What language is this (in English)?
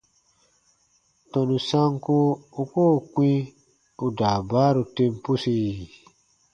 Baatonum